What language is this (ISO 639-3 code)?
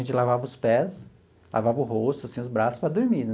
por